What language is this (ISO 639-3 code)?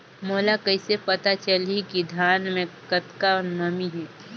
hne